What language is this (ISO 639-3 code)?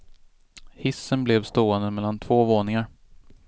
swe